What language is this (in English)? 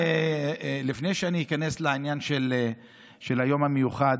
Hebrew